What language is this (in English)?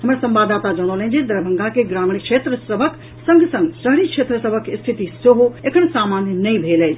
Maithili